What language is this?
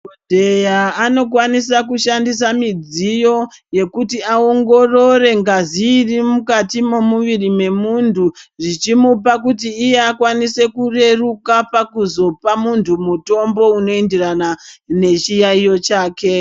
Ndau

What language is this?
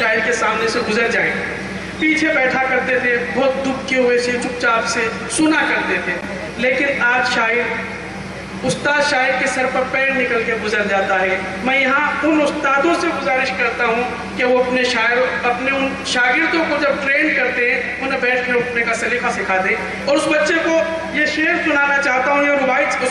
Romanian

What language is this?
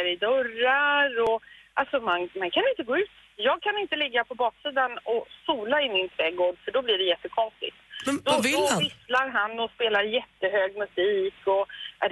Swedish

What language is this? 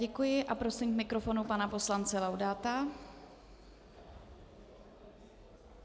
Czech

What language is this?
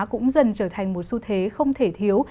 Vietnamese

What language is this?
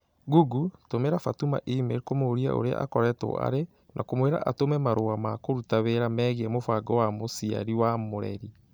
Kikuyu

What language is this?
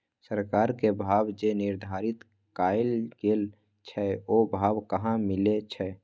Maithili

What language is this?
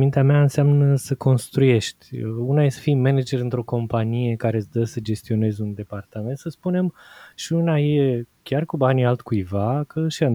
Romanian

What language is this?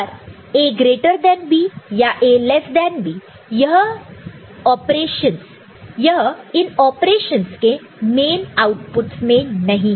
Hindi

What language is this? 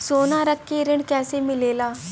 Bhojpuri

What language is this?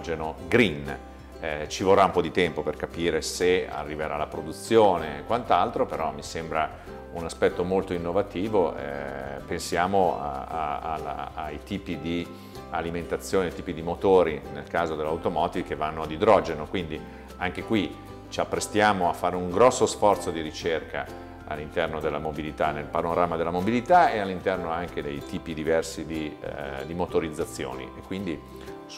Italian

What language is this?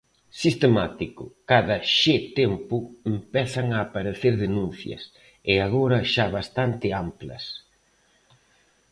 Galician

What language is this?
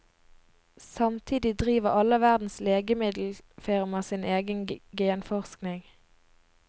Norwegian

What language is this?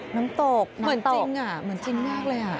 Thai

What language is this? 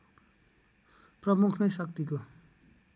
Nepali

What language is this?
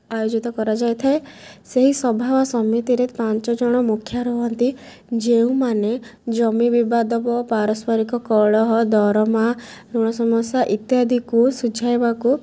Odia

